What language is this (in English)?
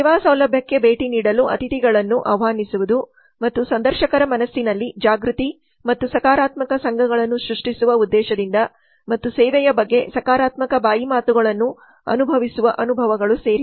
Kannada